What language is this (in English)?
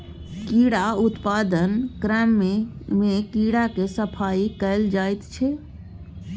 Maithili